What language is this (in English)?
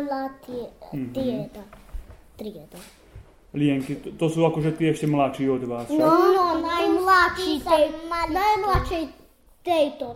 Slovak